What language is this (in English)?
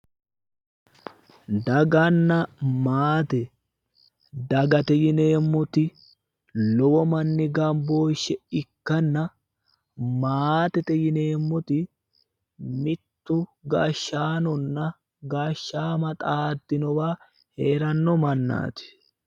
Sidamo